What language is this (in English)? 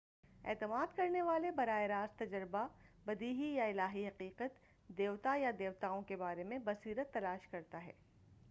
Urdu